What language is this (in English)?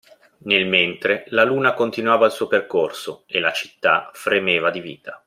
Italian